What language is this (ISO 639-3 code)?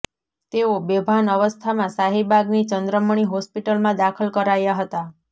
guj